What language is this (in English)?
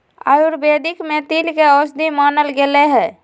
Magahi